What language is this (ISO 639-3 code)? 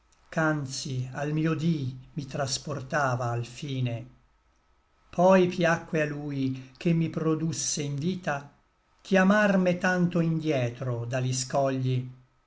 ita